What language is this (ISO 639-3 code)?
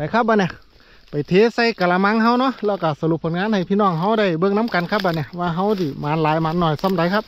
tha